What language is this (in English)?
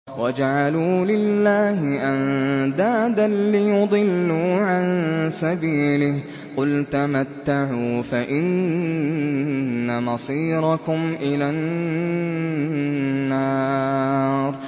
Arabic